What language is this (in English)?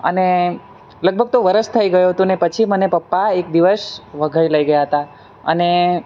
Gujarati